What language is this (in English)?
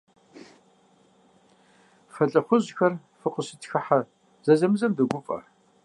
Kabardian